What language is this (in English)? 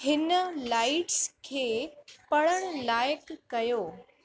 Sindhi